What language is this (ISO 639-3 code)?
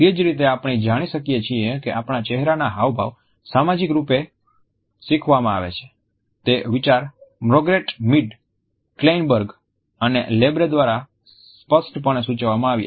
guj